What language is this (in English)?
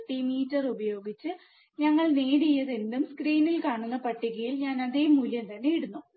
Malayalam